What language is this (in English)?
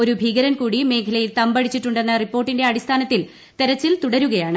Malayalam